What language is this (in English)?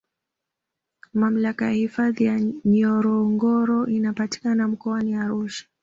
Swahili